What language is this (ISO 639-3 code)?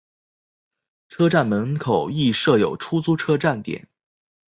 zho